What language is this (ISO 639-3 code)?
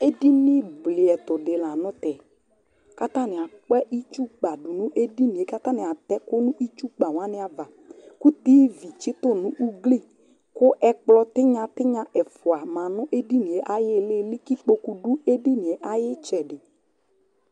kpo